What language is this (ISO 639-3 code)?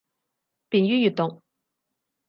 yue